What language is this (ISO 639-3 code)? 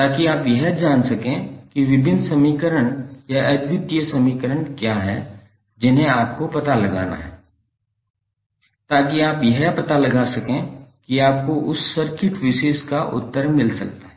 hin